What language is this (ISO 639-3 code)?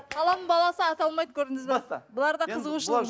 kaz